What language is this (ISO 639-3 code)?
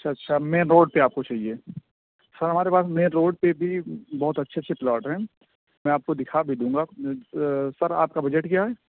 urd